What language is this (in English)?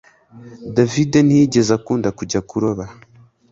Kinyarwanda